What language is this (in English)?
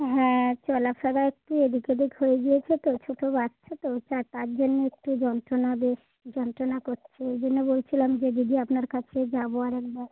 Bangla